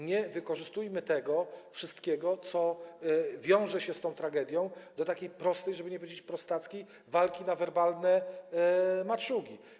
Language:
Polish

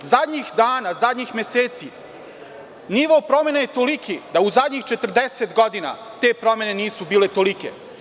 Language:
Serbian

